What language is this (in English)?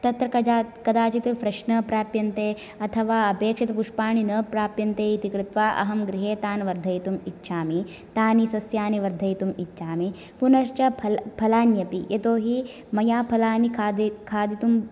Sanskrit